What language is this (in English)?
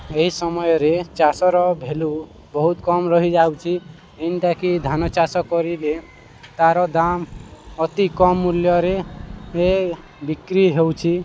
Odia